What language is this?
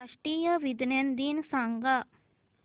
Marathi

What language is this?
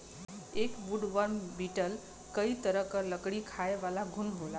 Bhojpuri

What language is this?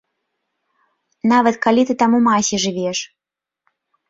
Belarusian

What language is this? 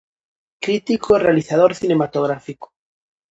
Galician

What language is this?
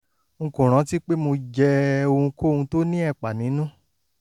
Yoruba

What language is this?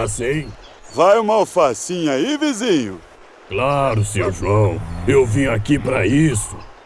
Portuguese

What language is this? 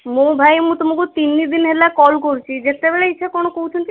Odia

